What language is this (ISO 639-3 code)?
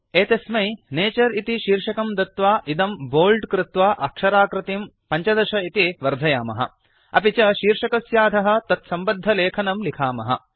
san